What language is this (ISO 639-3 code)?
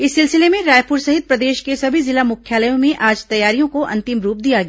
hin